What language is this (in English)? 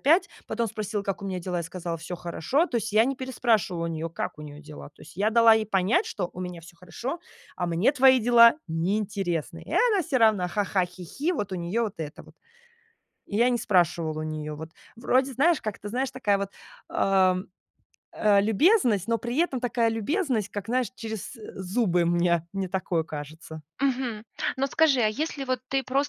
Russian